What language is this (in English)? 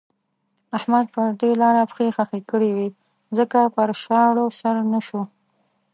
Pashto